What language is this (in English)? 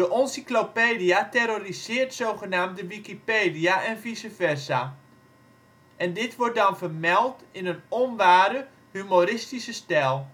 Dutch